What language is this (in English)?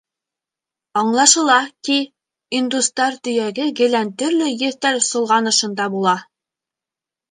Bashkir